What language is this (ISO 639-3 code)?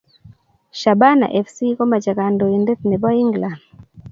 kln